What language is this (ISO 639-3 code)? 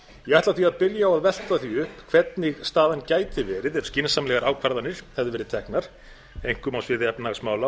isl